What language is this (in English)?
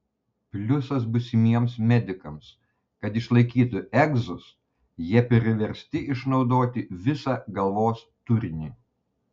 Lithuanian